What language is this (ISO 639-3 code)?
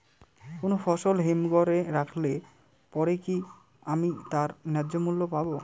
ben